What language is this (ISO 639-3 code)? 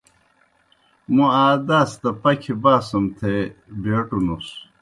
plk